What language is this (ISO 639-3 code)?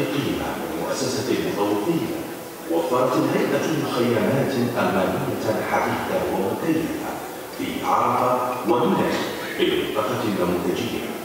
ara